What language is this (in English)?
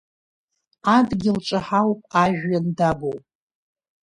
Abkhazian